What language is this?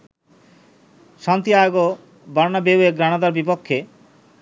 Bangla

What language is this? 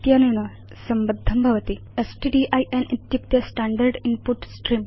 Sanskrit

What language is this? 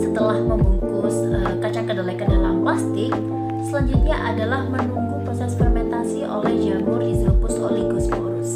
Indonesian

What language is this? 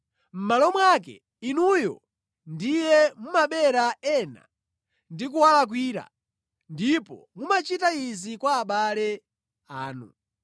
Nyanja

